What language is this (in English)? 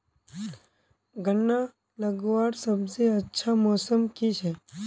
Magahi